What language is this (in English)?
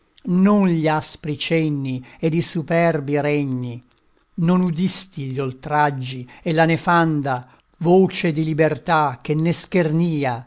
Italian